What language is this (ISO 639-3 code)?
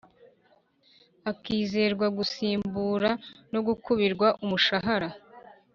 kin